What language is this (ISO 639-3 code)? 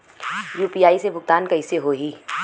bho